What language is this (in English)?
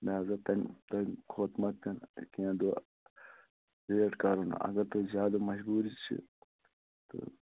Kashmiri